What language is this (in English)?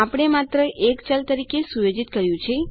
Gujarati